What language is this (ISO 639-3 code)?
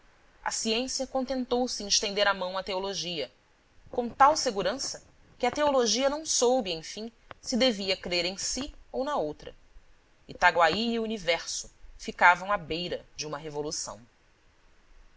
por